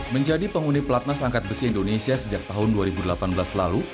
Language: Indonesian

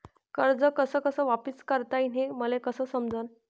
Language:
Marathi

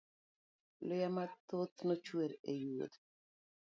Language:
Luo (Kenya and Tanzania)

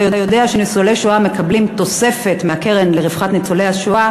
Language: Hebrew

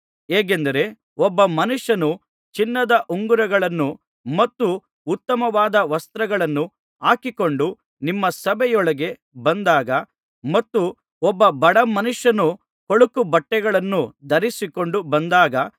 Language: Kannada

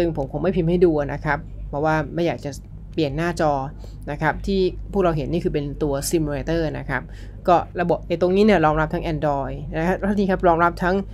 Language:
Thai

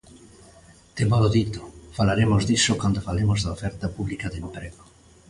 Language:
Galician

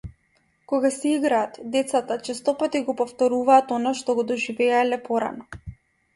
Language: Macedonian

